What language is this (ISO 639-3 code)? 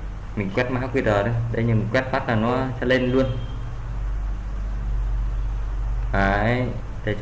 vie